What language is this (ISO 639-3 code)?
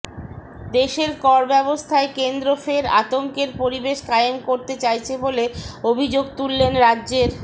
ben